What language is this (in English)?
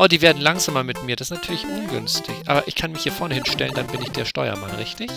German